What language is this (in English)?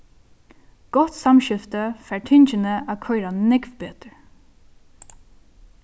Faroese